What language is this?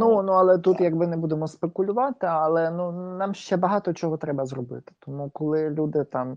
Ukrainian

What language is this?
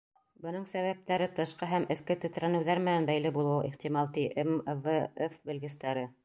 Bashkir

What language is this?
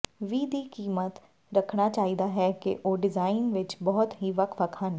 Punjabi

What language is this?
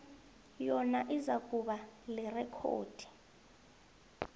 South Ndebele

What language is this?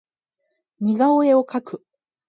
Japanese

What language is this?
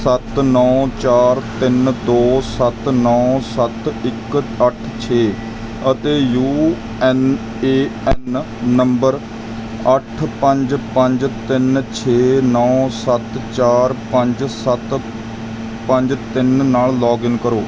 Punjabi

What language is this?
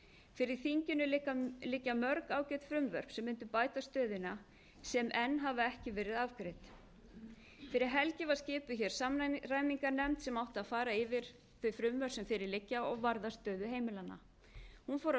Icelandic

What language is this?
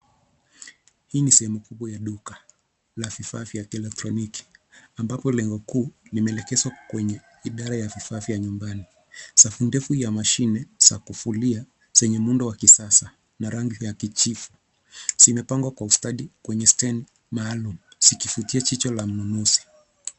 Swahili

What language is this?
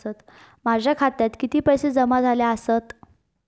Marathi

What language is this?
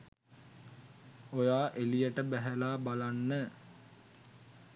Sinhala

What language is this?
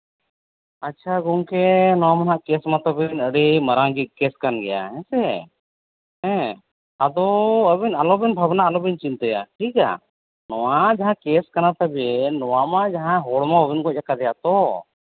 Santali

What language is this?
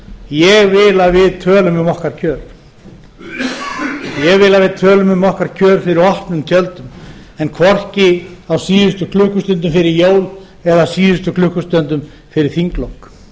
Icelandic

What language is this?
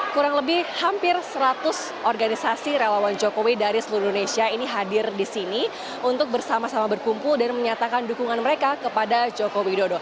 Indonesian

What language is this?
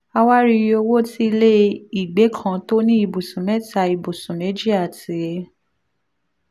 Yoruba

